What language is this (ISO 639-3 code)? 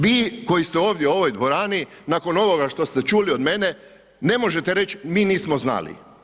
hrv